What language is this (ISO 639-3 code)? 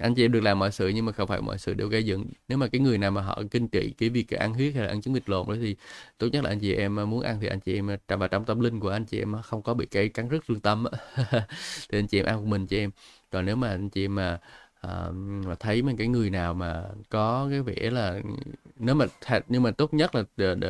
vie